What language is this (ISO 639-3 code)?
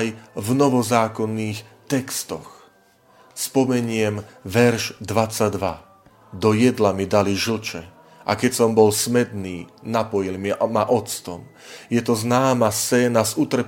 slk